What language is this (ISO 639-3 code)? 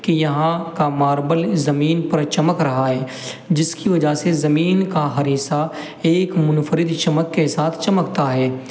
urd